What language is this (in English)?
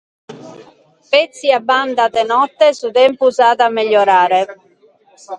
Sardinian